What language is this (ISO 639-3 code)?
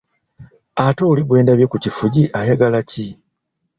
lug